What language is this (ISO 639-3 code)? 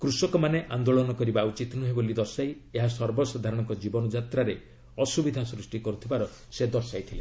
ori